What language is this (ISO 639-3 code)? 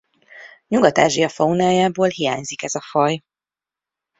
hun